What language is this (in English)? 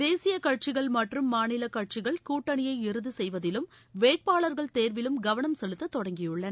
Tamil